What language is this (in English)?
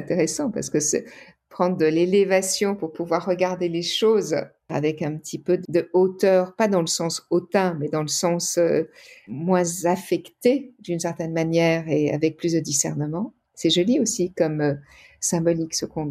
French